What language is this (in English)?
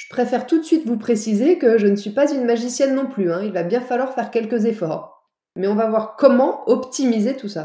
French